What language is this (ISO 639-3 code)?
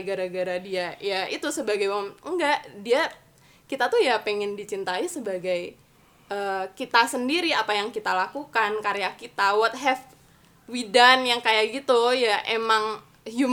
ind